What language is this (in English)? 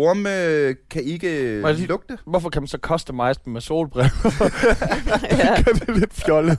Danish